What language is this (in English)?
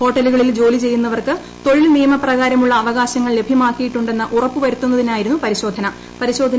Malayalam